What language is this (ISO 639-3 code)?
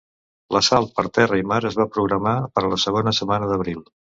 cat